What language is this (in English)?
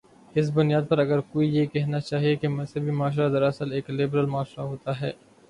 Urdu